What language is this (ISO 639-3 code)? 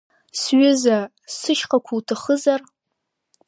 abk